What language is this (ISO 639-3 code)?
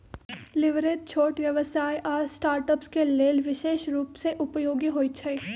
mag